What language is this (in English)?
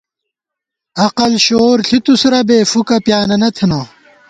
Gawar-Bati